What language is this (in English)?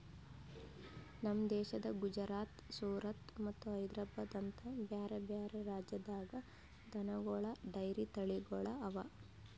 Kannada